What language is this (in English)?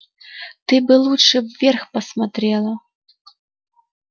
Russian